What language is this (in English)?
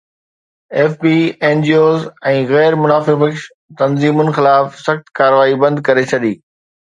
Sindhi